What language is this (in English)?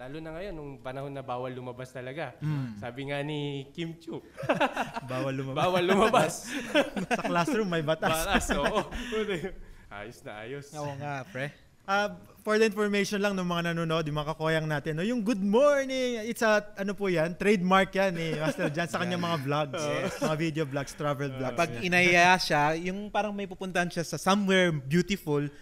Filipino